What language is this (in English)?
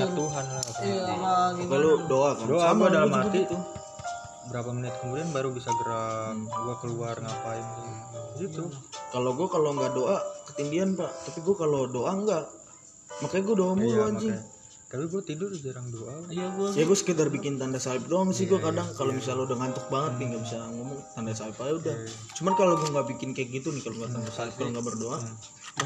Indonesian